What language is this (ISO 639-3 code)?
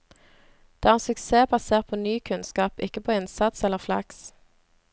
nor